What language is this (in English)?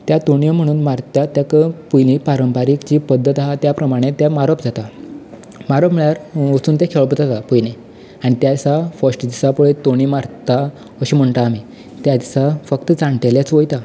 Konkani